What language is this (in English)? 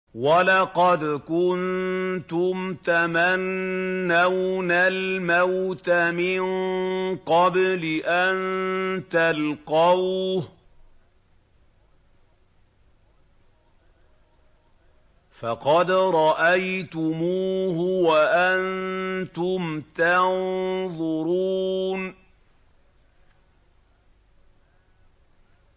Arabic